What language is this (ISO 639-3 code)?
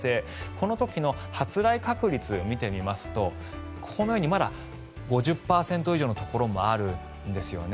jpn